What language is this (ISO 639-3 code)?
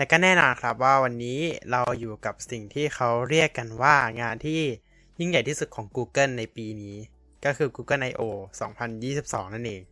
tha